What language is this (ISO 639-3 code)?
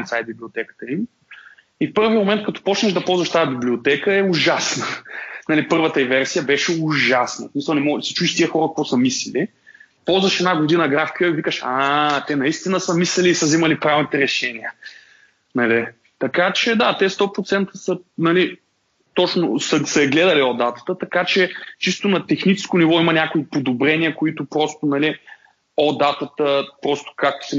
bul